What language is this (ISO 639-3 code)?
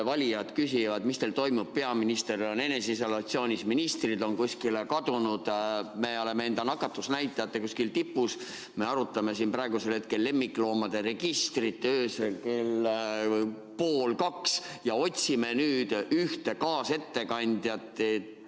est